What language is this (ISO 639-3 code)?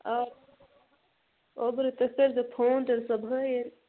kas